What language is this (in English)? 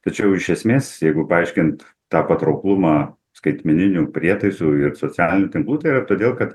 Lithuanian